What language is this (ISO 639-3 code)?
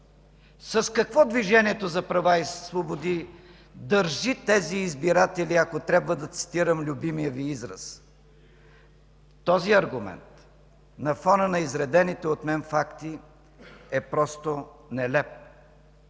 bul